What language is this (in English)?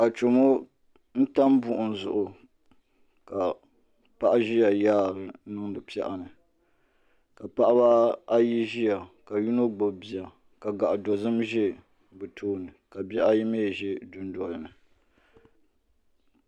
Dagbani